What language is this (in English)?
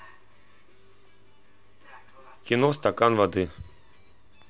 Russian